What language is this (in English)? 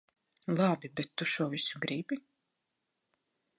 Latvian